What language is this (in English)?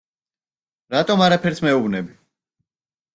Georgian